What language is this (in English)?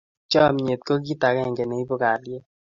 Kalenjin